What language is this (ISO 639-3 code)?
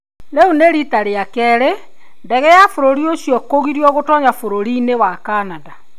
kik